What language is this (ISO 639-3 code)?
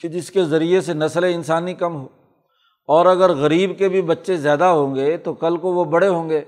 urd